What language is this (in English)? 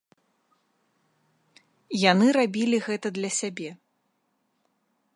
Belarusian